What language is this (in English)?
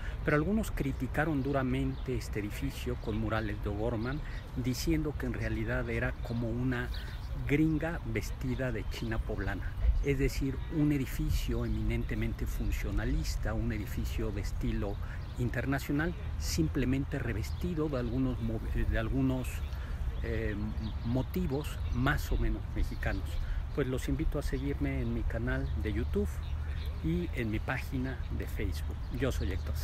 Spanish